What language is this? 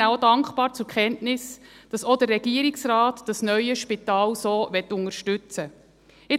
Swiss German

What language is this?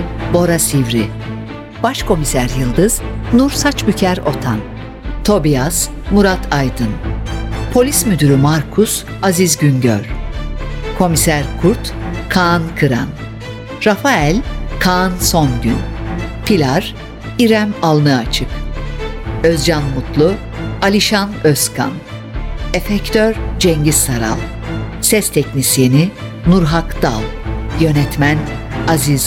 Turkish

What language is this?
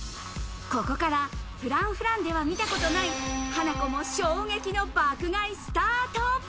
Japanese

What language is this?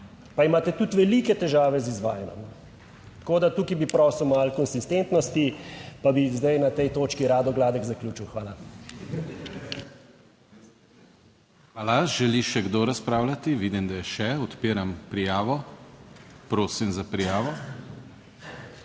Slovenian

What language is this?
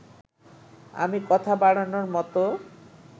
Bangla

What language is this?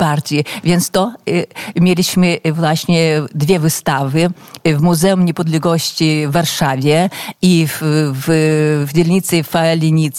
Polish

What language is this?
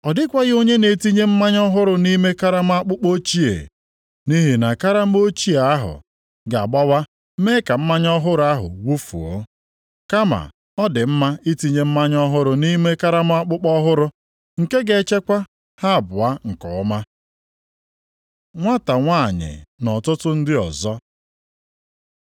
Igbo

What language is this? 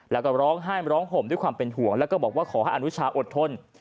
Thai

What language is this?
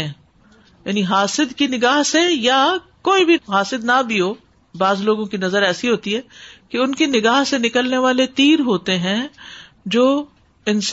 Urdu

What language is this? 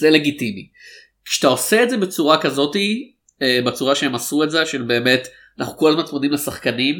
Hebrew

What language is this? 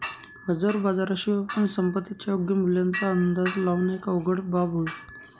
Marathi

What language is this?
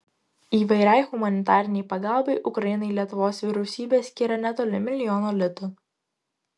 Lithuanian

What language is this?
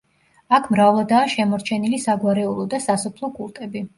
Georgian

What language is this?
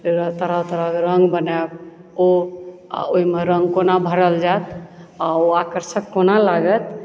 Maithili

